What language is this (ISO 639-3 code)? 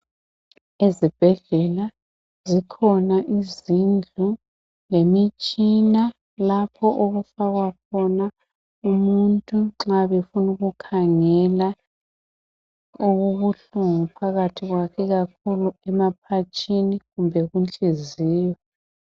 nde